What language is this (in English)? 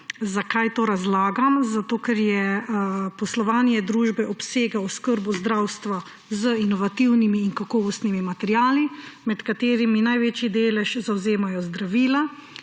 Slovenian